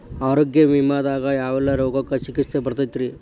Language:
Kannada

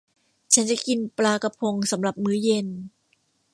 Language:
Thai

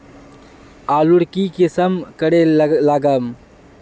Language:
Magahi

